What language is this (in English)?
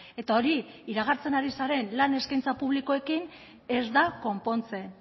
Basque